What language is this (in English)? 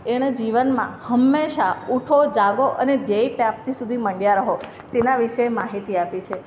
Gujarati